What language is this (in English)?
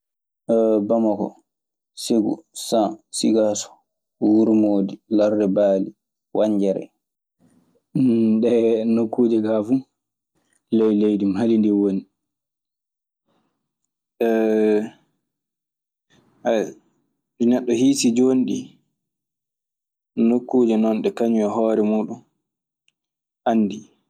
Maasina Fulfulde